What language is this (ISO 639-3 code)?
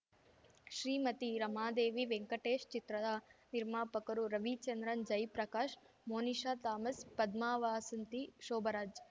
kan